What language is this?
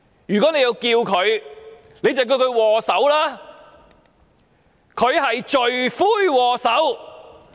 Cantonese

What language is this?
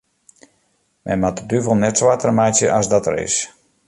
Western Frisian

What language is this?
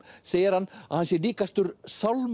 Icelandic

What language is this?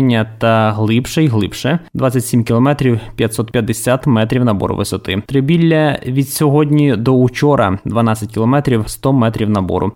Ukrainian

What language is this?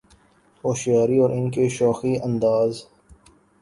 Urdu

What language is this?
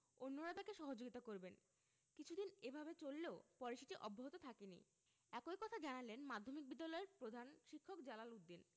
Bangla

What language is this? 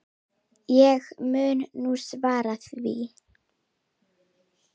Icelandic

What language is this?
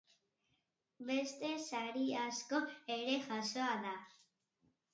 Basque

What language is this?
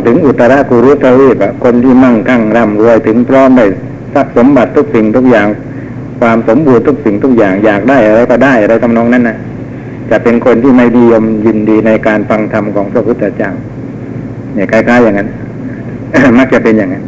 Thai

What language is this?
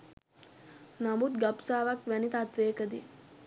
Sinhala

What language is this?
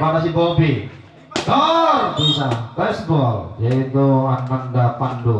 Indonesian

